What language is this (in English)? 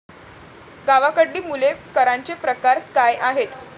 Marathi